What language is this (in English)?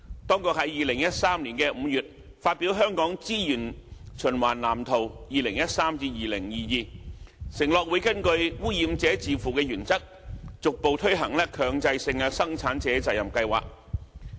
Cantonese